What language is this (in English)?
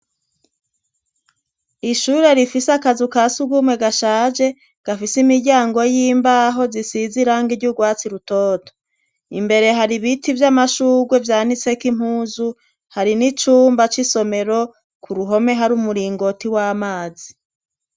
Rundi